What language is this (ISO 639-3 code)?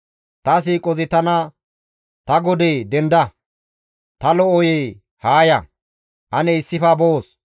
gmv